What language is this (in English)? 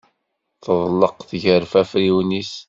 Kabyle